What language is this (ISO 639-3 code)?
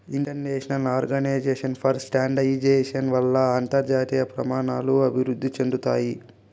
tel